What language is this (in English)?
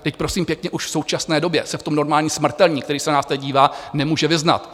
Czech